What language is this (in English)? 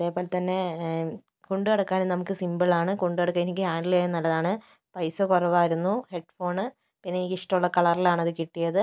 Malayalam